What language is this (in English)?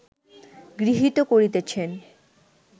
Bangla